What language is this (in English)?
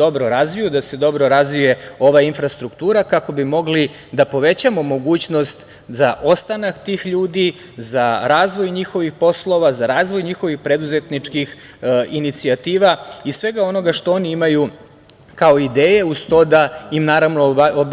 Serbian